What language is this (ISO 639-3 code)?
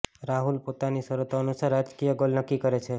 guj